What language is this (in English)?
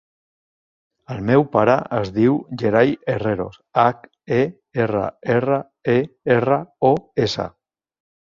Catalan